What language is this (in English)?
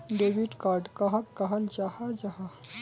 Magahi